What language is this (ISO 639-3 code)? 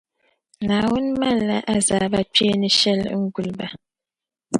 dag